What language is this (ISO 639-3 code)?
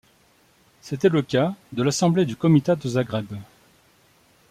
fra